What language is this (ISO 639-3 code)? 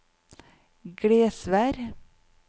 nor